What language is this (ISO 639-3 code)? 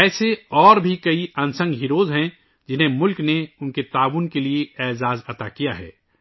urd